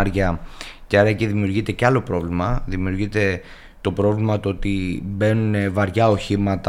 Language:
Greek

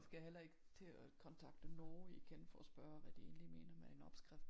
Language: Danish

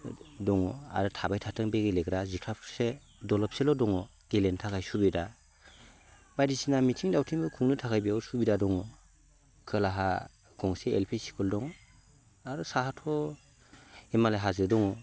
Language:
Bodo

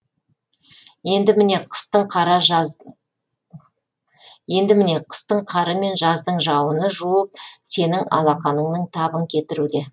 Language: Kazakh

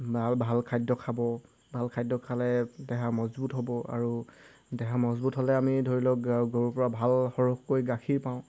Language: Assamese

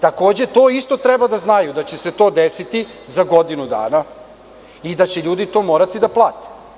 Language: Serbian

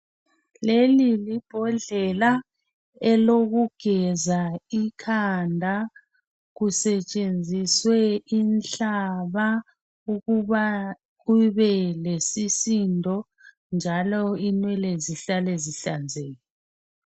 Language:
North Ndebele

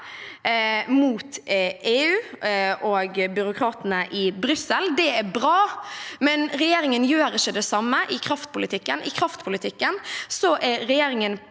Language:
Norwegian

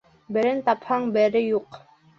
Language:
Bashkir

